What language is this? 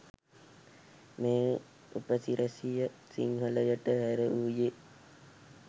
Sinhala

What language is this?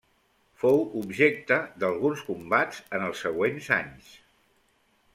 Catalan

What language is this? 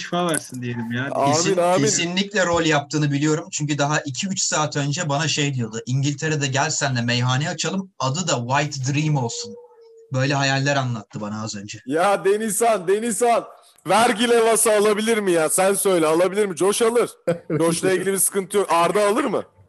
Turkish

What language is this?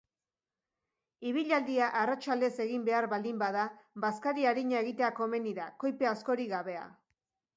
Basque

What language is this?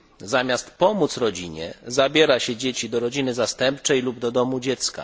Polish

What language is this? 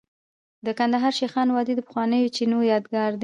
Pashto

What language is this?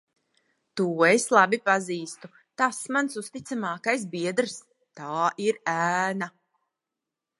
Latvian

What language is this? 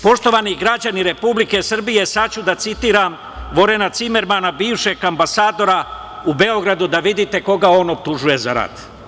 Serbian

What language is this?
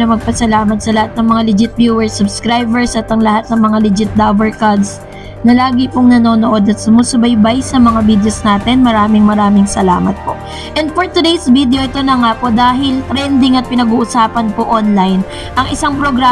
Filipino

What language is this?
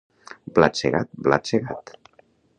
Catalan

